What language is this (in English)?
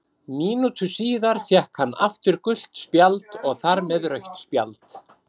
Icelandic